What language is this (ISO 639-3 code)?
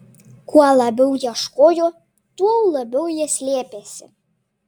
lit